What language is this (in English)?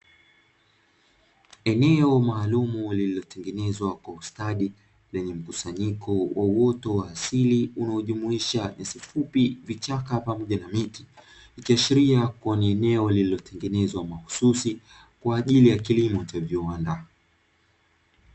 Swahili